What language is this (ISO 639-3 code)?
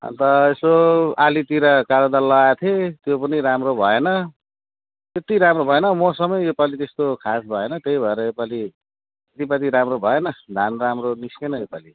nep